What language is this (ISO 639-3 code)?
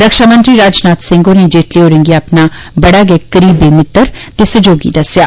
doi